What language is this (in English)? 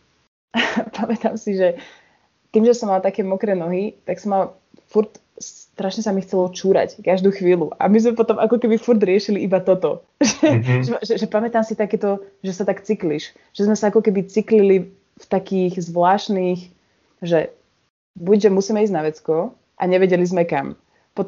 Slovak